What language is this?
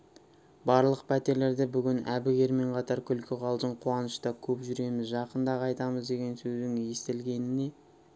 Kazakh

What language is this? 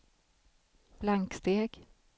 Swedish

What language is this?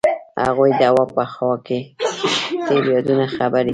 Pashto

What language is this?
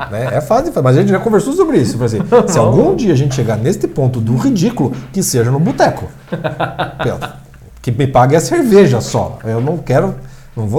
Portuguese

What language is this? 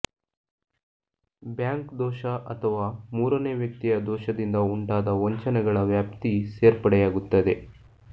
Kannada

